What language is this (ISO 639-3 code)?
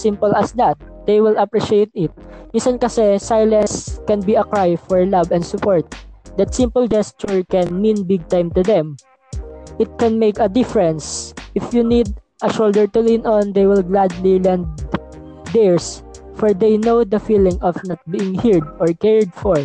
fil